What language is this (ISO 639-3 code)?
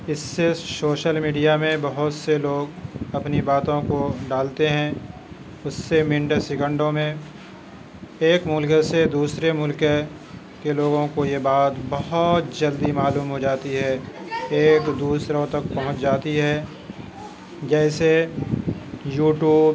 urd